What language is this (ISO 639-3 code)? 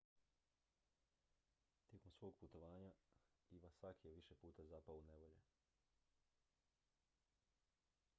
hrv